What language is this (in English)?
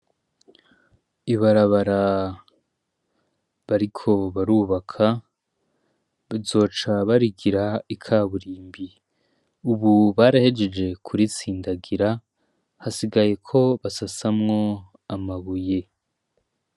Rundi